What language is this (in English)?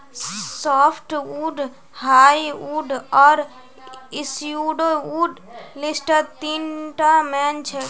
Magahi